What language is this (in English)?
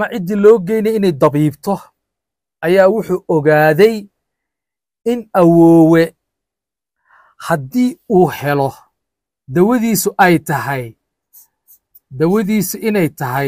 Arabic